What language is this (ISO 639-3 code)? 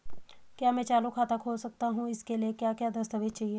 hin